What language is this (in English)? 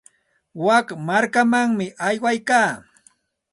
Santa Ana de Tusi Pasco Quechua